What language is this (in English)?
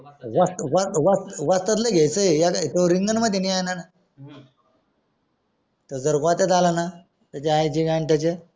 Marathi